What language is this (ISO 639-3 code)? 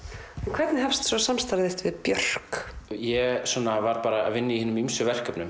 isl